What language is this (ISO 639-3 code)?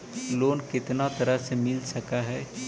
mag